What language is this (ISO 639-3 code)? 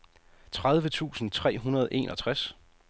dan